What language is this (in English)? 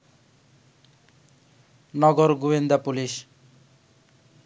Bangla